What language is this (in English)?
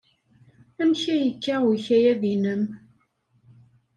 Kabyle